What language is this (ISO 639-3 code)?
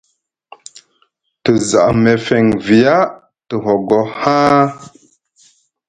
mug